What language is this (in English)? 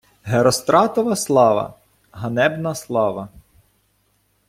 Ukrainian